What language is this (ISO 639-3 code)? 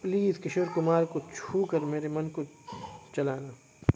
urd